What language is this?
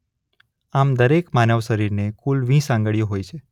Gujarati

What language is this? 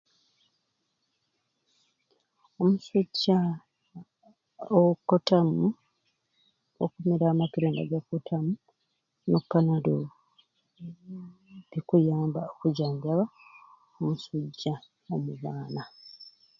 Ruuli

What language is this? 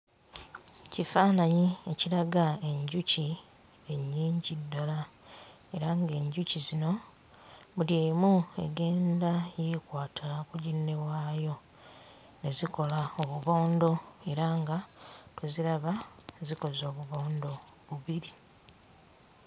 Ganda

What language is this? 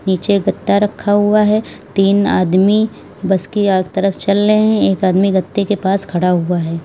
Hindi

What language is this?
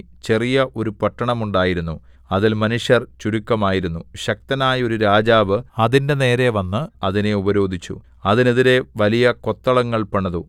Malayalam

